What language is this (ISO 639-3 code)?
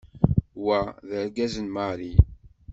kab